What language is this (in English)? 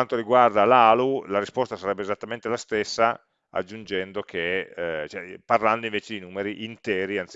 Italian